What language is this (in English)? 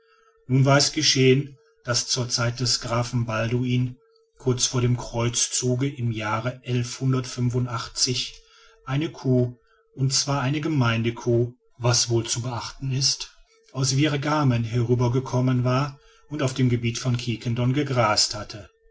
German